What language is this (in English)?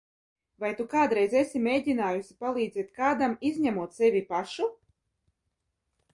Latvian